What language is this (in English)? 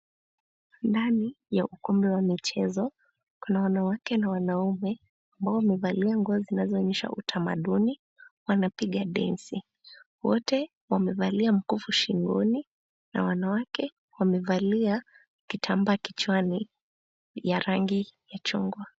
Swahili